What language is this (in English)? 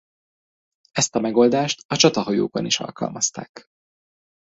Hungarian